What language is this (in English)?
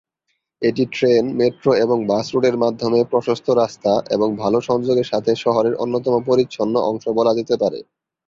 Bangla